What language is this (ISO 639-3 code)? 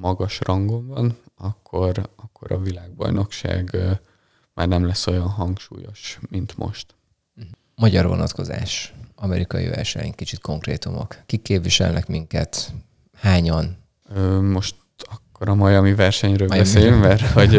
hun